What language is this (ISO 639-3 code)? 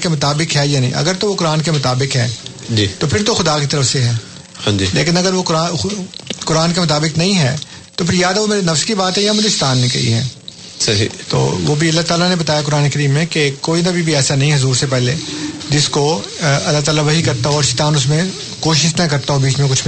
urd